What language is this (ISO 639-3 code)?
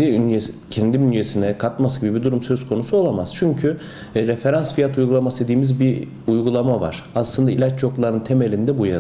tur